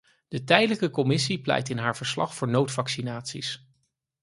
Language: Dutch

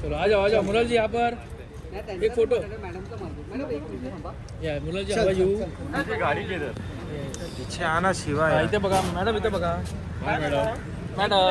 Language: Hindi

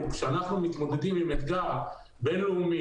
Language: Hebrew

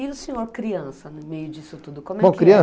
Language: Portuguese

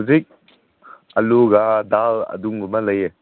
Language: Manipuri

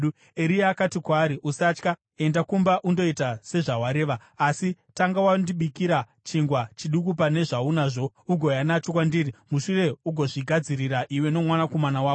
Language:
Shona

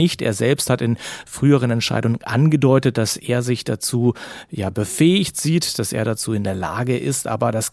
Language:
German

